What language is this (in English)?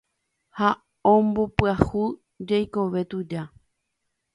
Guarani